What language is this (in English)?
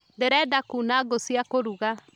Kikuyu